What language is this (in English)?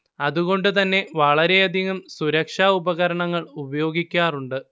Malayalam